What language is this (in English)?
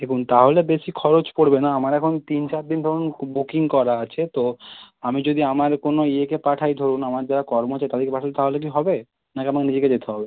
Bangla